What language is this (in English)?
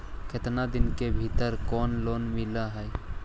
Magahi